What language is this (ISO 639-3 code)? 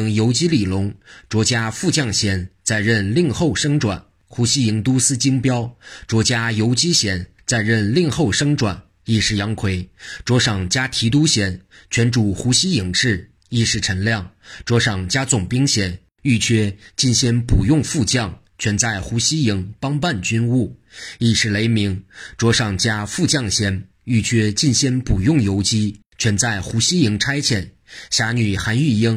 zho